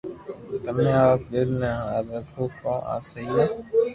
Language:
Loarki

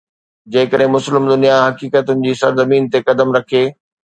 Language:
Sindhi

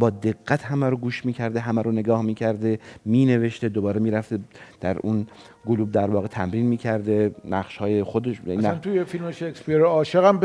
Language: Persian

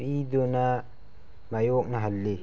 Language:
Manipuri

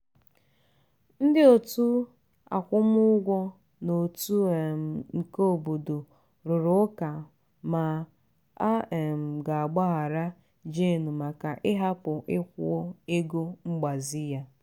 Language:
Igbo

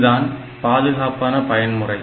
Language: Tamil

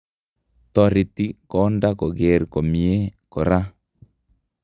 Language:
Kalenjin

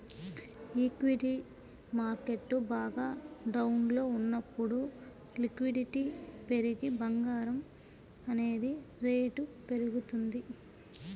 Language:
Telugu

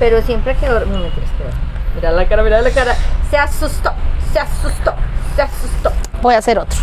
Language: Spanish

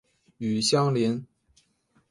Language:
Chinese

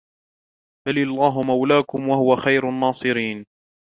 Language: Arabic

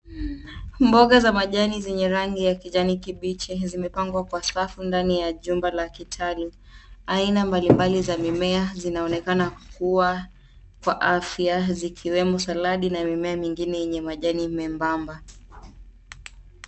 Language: Swahili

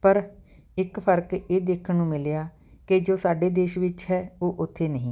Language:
Punjabi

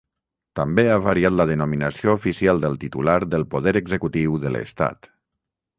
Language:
Catalan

